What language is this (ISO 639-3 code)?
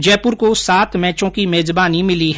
hin